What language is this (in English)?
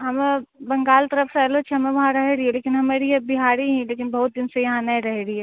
Maithili